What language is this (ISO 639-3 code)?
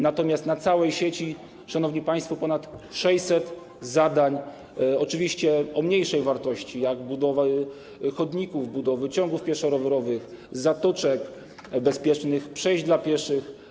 pol